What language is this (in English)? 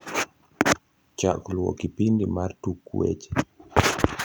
Luo (Kenya and Tanzania)